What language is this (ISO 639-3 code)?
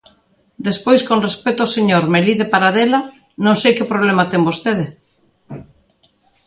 glg